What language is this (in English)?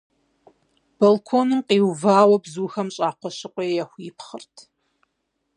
Kabardian